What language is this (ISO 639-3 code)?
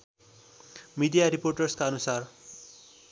nep